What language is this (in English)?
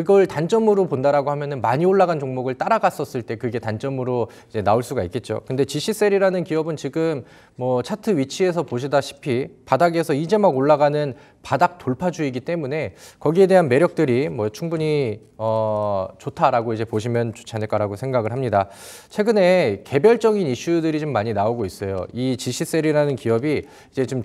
Korean